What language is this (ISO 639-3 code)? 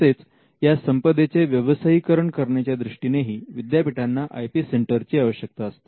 mar